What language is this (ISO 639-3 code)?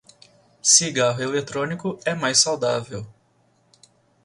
por